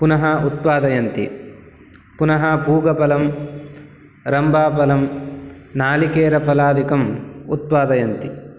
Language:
Sanskrit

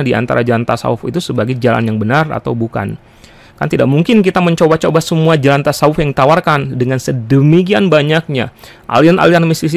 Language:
Indonesian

